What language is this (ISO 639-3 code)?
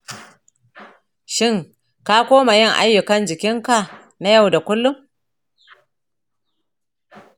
hau